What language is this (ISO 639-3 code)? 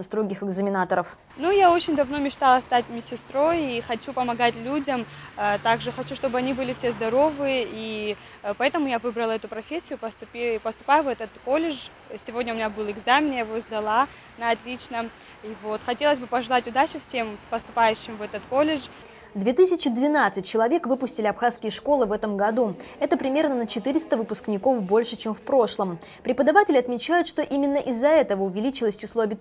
rus